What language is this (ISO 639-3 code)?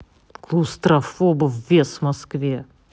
rus